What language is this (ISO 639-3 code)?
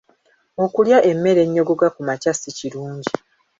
lug